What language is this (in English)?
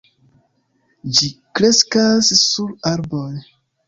Esperanto